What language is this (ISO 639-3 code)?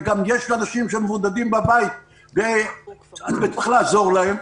heb